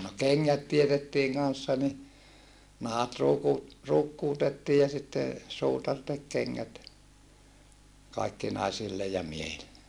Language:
Finnish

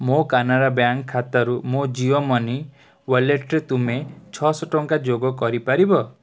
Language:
Odia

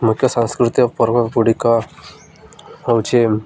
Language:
Odia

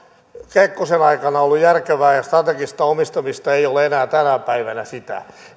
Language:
Finnish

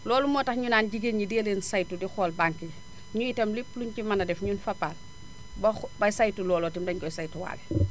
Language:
Wolof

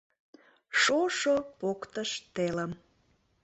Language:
Mari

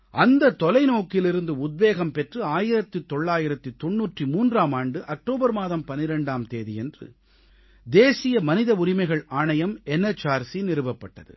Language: Tamil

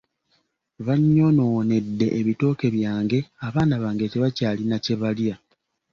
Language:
Ganda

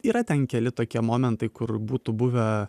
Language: Lithuanian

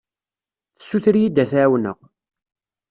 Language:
Kabyle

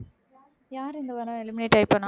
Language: Tamil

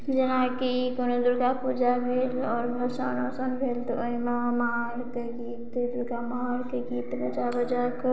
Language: Maithili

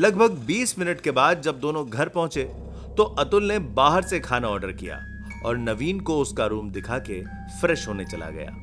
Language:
Hindi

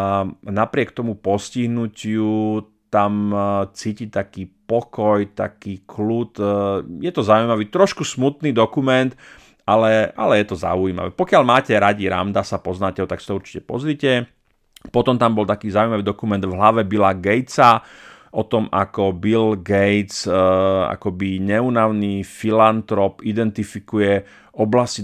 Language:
Slovak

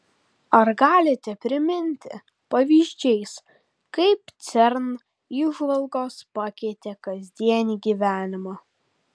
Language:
Lithuanian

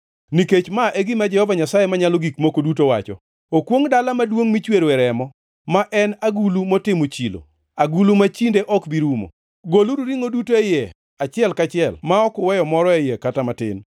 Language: Luo (Kenya and Tanzania)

